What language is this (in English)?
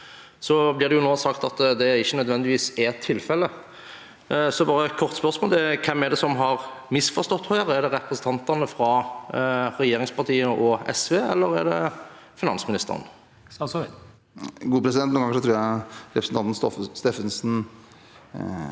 Norwegian